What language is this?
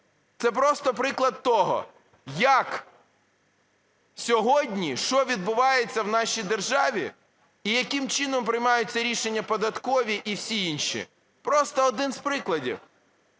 Ukrainian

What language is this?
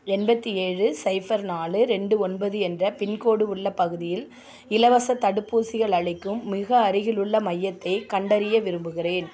Tamil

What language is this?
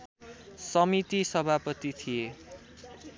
Nepali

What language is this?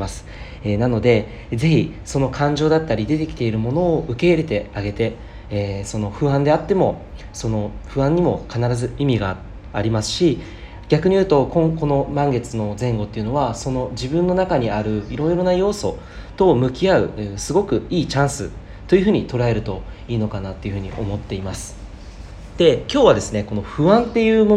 Japanese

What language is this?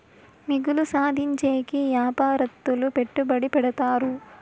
Telugu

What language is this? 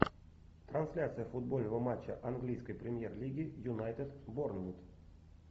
Russian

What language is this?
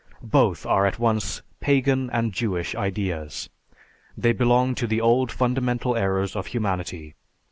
English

